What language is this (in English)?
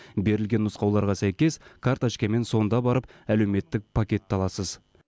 Kazakh